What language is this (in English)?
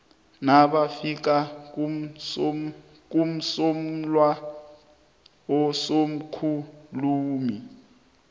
South Ndebele